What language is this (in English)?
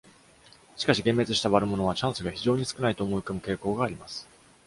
Japanese